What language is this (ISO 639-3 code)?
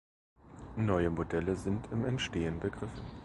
deu